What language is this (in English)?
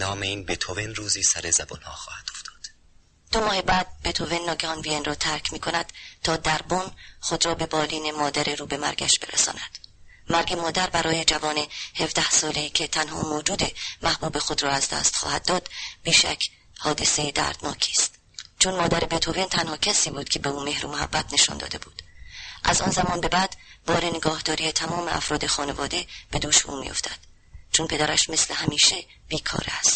Persian